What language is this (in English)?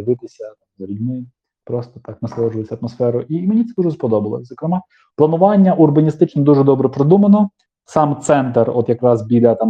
Ukrainian